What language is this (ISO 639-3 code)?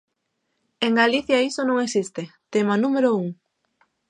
glg